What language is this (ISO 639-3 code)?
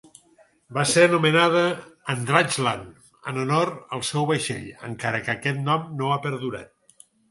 cat